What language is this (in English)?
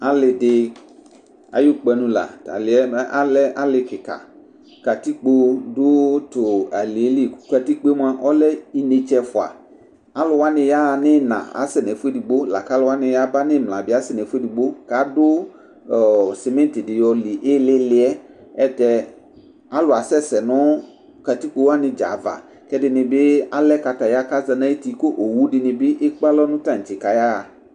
Ikposo